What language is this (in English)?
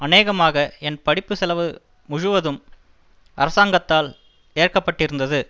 Tamil